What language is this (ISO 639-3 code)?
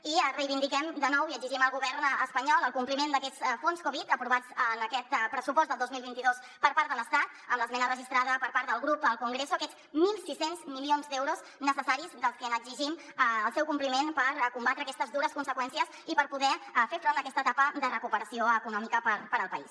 cat